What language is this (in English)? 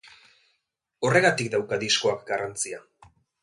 Basque